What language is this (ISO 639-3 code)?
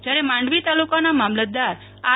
guj